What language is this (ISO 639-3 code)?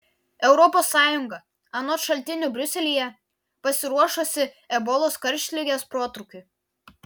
lit